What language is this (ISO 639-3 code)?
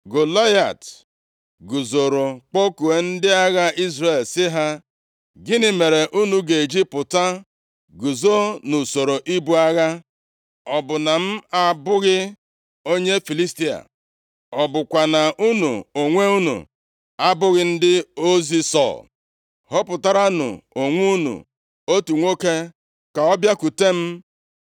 ibo